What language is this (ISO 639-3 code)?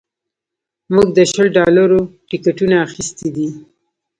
pus